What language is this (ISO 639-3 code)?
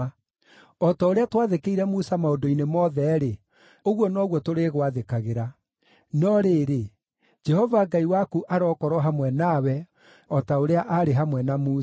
kik